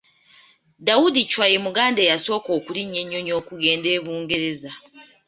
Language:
Ganda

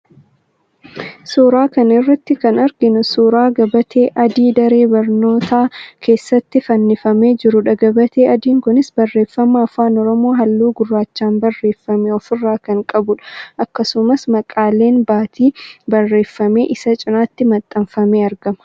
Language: Oromo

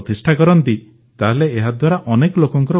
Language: Odia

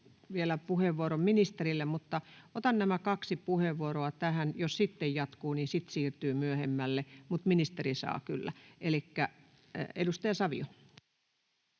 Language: Finnish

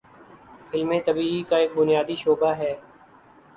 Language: Urdu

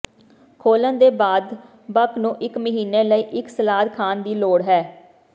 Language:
Punjabi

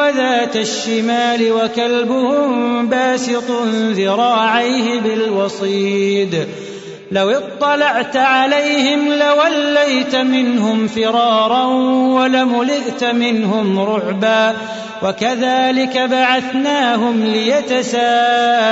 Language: Arabic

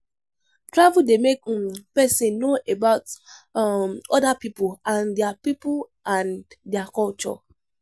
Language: Nigerian Pidgin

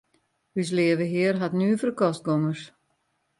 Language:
Western Frisian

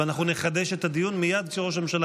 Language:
Hebrew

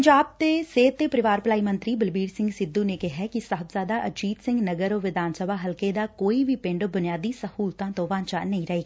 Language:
Punjabi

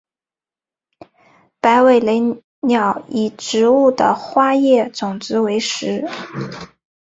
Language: Chinese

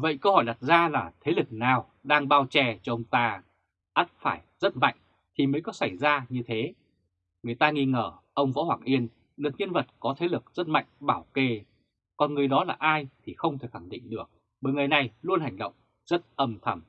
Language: Vietnamese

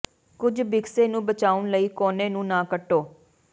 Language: Punjabi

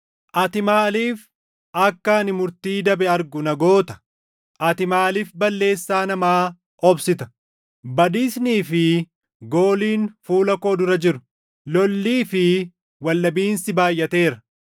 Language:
Oromo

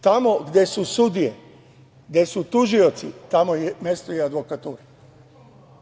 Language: Serbian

